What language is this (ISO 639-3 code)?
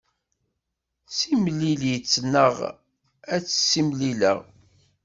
kab